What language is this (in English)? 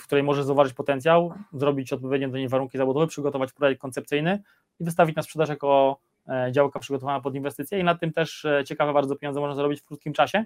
Polish